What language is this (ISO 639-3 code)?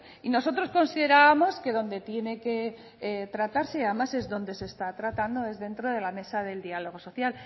spa